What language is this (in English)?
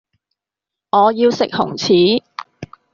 Cantonese